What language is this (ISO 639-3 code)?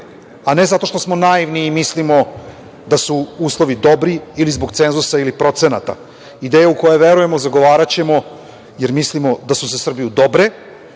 srp